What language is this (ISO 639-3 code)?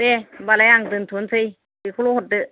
brx